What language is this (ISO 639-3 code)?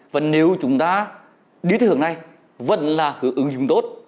vie